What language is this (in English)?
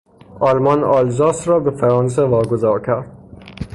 Persian